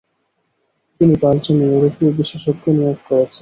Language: Bangla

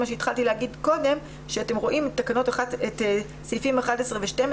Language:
Hebrew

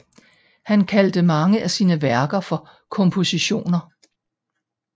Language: Danish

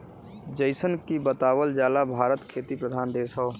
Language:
Bhojpuri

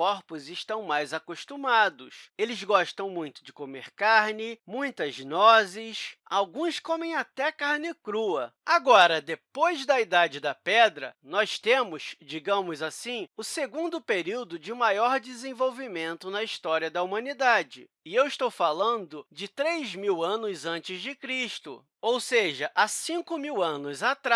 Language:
Portuguese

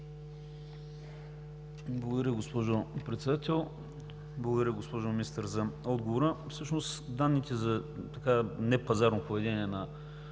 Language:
Bulgarian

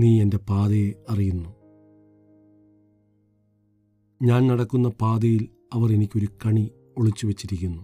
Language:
Malayalam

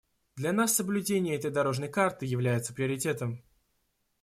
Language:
Russian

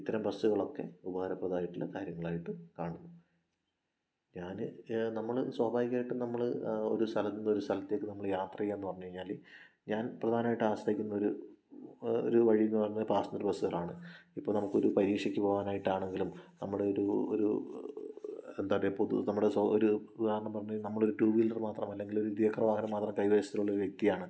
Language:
Malayalam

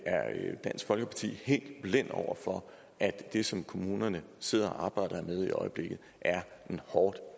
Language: Danish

